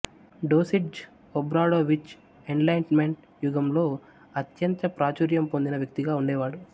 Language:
Telugu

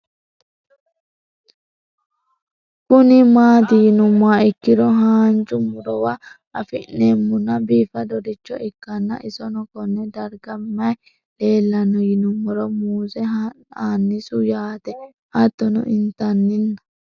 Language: Sidamo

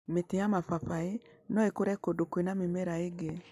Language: Kikuyu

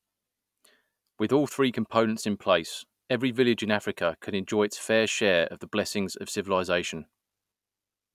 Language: English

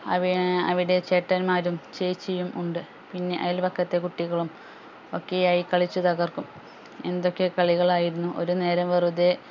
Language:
Malayalam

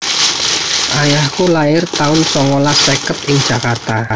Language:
Javanese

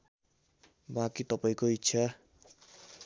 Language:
Nepali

